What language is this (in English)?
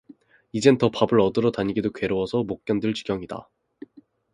Korean